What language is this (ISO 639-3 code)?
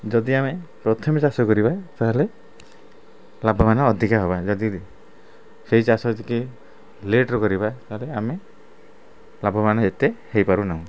ori